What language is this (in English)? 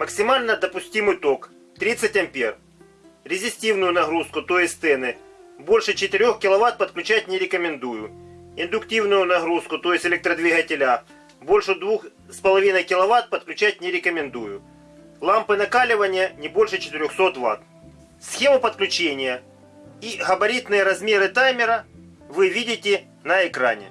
Russian